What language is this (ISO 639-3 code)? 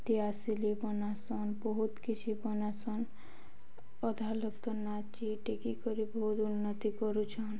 ori